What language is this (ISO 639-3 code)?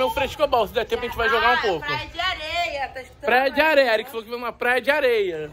por